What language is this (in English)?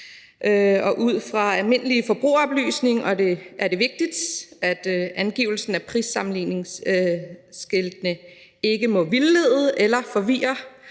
Danish